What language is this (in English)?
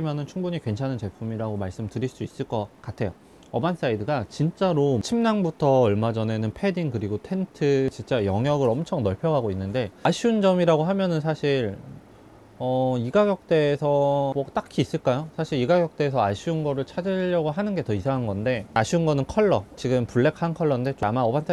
Korean